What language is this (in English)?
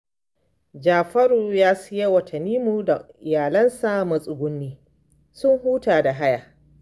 Hausa